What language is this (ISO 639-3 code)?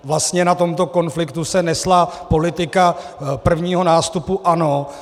ces